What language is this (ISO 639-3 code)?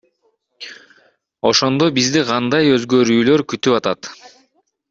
kir